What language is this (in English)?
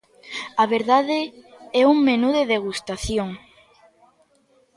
Galician